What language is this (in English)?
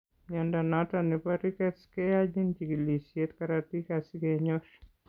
Kalenjin